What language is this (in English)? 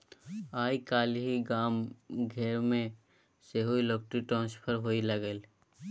Maithili